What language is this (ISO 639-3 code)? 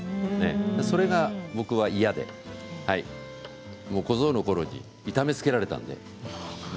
jpn